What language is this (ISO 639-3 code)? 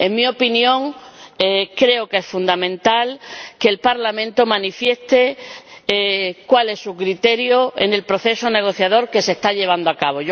spa